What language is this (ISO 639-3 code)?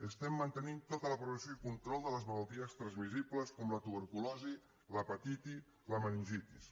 cat